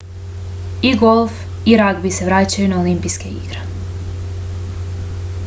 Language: Serbian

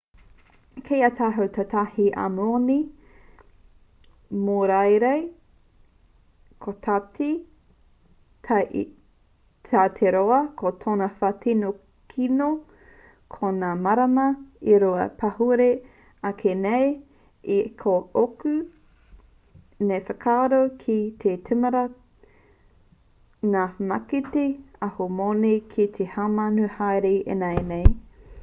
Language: Māori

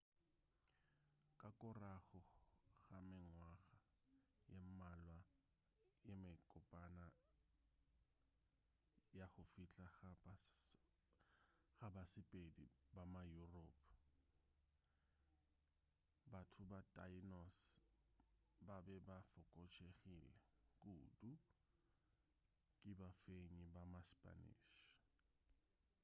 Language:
Northern Sotho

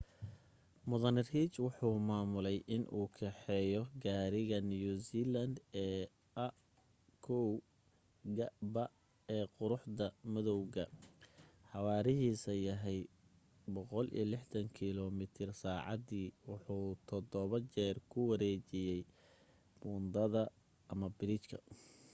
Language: Somali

